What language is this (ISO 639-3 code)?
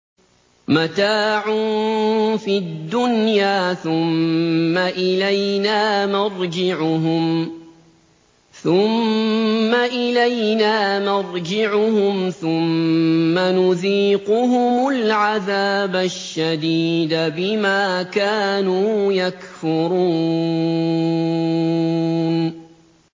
ara